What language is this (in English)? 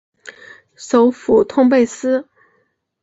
Chinese